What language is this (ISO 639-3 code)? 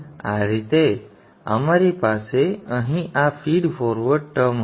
guj